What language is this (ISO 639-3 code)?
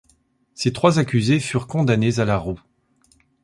fra